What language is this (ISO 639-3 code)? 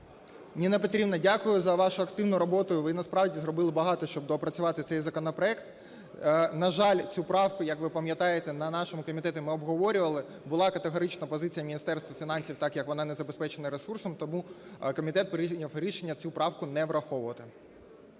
ukr